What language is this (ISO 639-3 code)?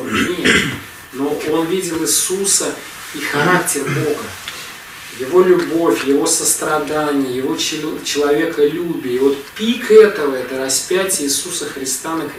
rus